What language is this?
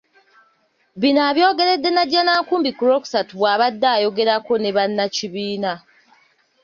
Ganda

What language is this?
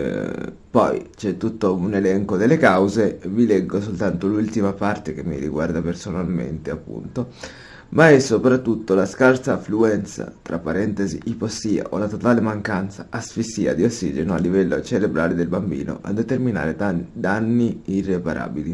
Italian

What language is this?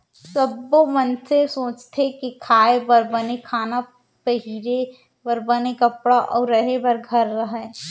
Chhattisgarhi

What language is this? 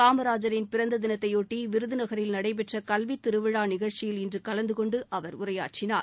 Tamil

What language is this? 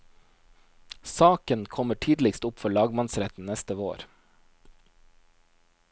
Norwegian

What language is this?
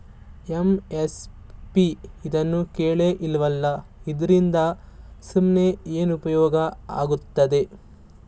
Kannada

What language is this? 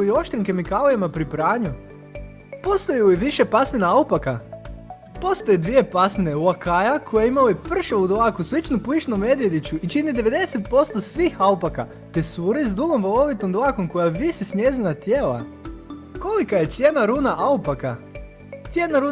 Croatian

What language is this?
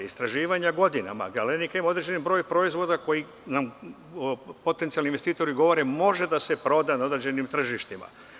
Serbian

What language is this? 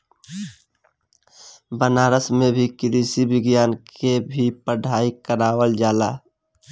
Bhojpuri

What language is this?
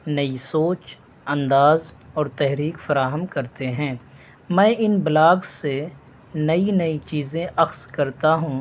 Urdu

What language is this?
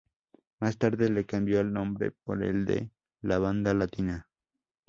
Spanish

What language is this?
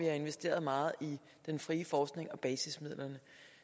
Danish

